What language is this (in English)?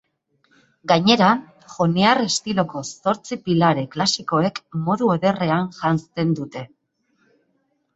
Basque